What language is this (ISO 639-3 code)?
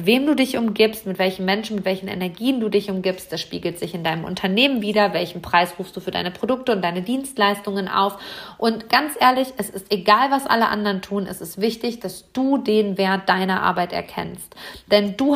deu